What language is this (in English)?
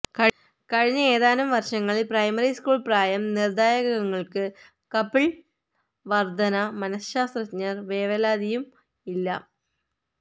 Malayalam